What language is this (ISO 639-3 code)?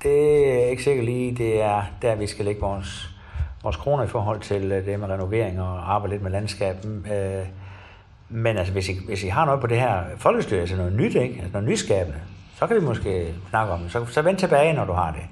dan